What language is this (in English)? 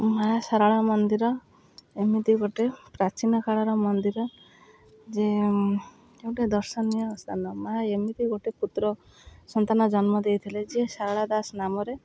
Odia